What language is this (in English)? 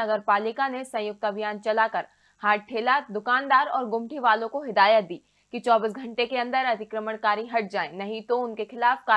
Hindi